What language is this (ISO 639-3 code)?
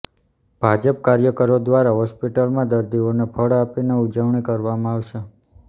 guj